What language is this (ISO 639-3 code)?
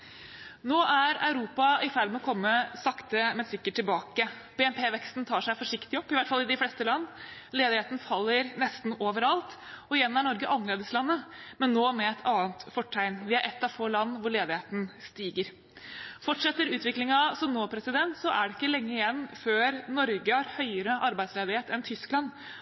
nob